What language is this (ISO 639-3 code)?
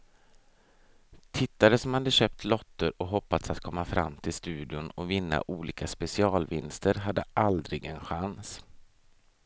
swe